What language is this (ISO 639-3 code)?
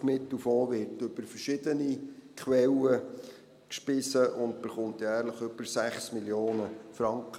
gsw